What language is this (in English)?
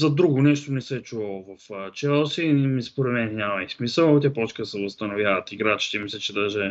Bulgarian